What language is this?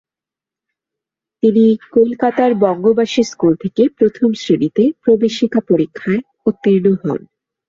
Bangla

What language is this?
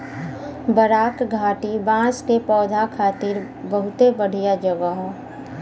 Bhojpuri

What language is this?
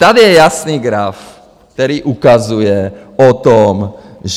Czech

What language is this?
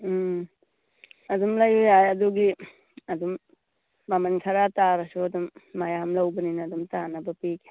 Manipuri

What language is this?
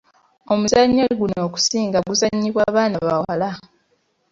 Ganda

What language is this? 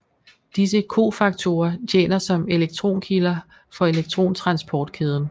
Danish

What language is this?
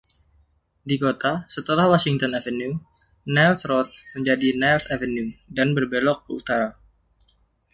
Indonesian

